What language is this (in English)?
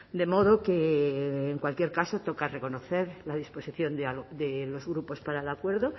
Spanish